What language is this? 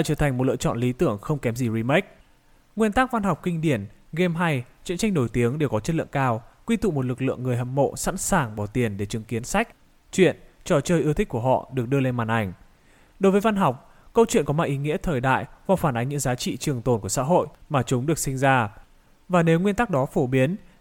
Vietnamese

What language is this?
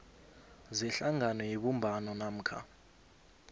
South Ndebele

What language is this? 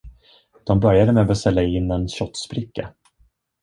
Swedish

